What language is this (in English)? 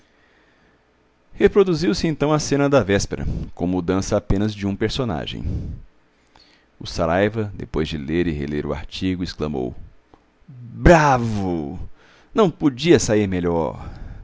Portuguese